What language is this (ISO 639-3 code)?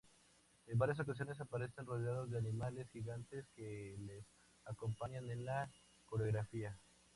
spa